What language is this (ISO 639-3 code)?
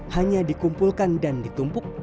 ind